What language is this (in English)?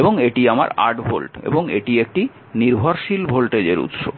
Bangla